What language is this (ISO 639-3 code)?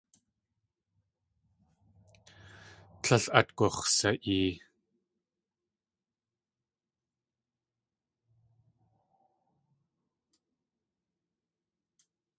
tli